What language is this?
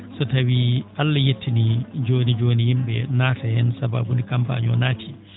Fula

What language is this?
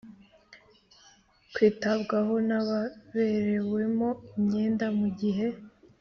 Kinyarwanda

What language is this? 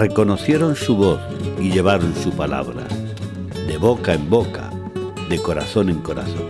Spanish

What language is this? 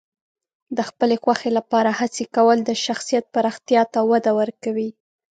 Pashto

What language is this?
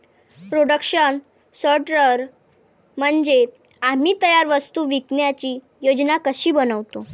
Marathi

